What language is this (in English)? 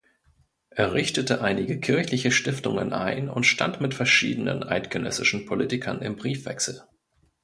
German